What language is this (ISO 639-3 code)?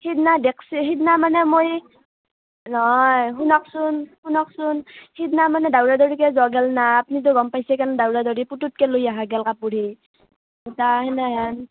asm